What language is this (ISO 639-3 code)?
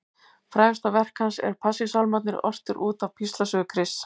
isl